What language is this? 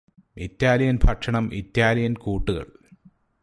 Malayalam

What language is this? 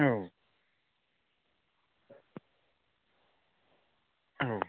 Bodo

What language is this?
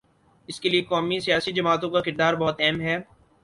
Urdu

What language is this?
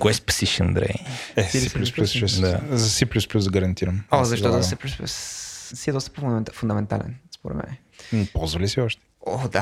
Bulgarian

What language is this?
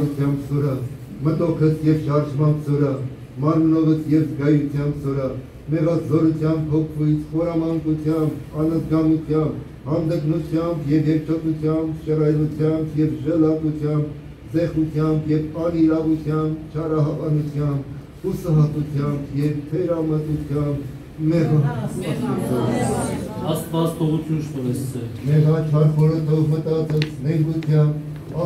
Romanian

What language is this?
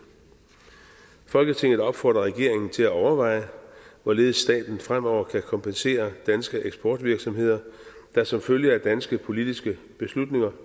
Danish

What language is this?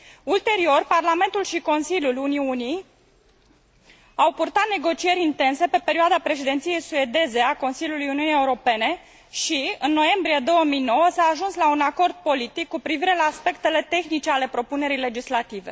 Romanian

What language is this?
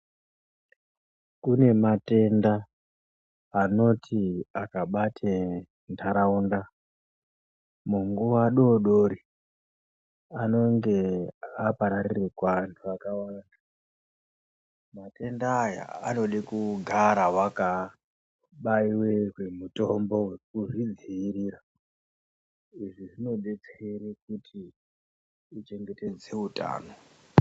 Ndau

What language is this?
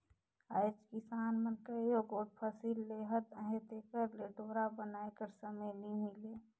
Chhattisgarhi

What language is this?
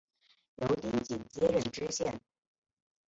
Chinese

